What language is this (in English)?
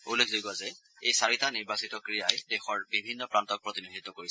Assamese